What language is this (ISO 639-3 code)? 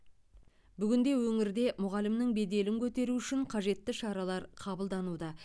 kaz